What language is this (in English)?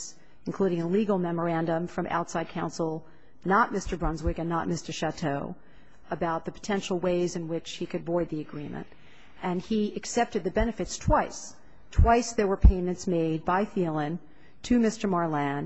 English